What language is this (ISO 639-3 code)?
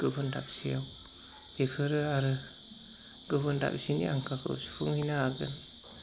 brx